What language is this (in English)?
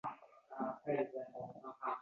Uzbek